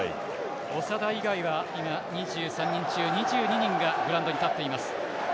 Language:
Japanese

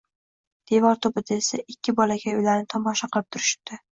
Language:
Uzbek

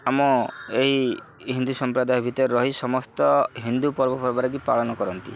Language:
Odia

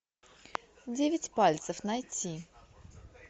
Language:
Russian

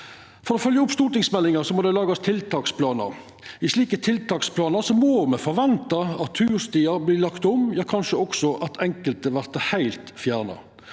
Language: Norwegian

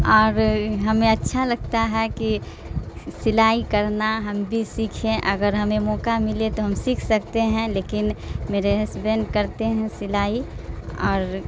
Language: Urdu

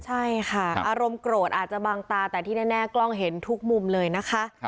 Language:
Thai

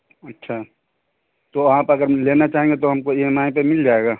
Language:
Urdu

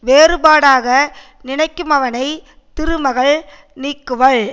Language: Tamil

